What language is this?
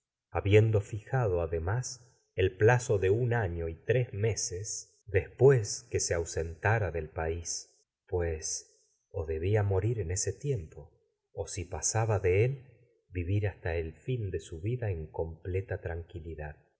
Spanish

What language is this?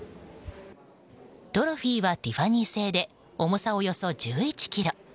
Japanese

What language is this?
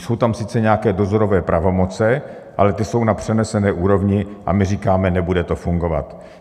Czech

